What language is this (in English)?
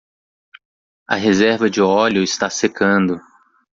Portuguese